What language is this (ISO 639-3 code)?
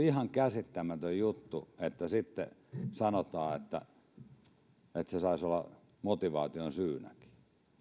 fin